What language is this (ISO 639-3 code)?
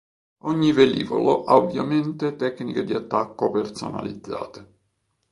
ita